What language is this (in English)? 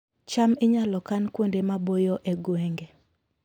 Luo (Kenya and Tanzania)